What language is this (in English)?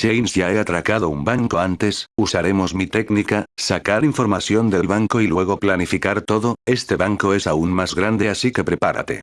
Spanish